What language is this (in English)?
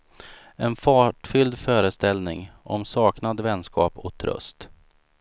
Swedish